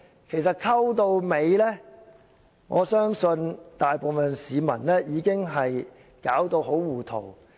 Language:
Cantonese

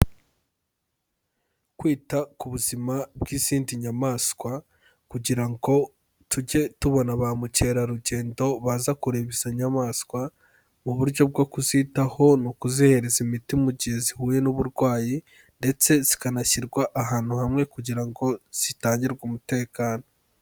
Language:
Kinyarwanda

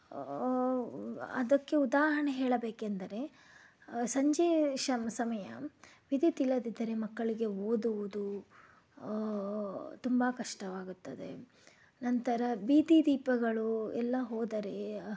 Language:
Kannada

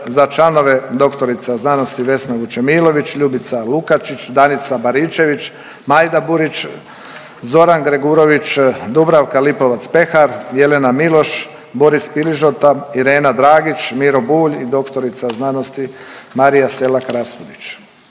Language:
Croatian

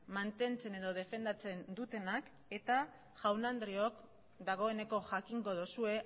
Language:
Basque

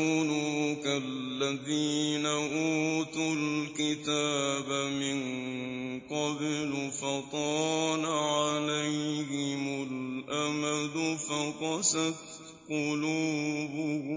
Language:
Arabic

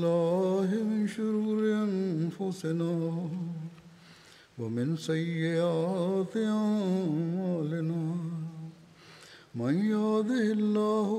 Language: Bulgarian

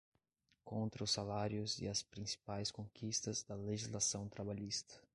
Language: Portuguese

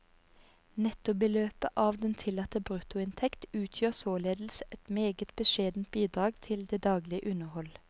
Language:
Norwegian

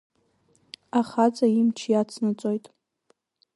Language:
Abkhazian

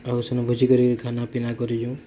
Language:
Odia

